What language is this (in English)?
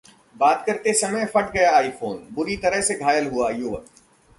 Hindi